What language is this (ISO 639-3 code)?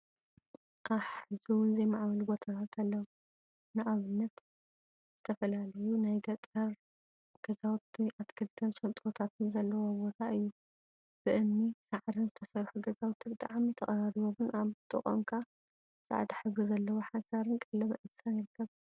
tir